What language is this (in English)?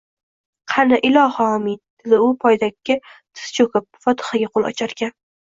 Uzbek